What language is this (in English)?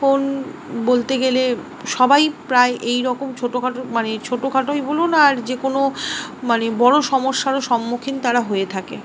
Bangla